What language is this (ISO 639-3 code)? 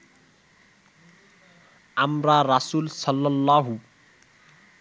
ben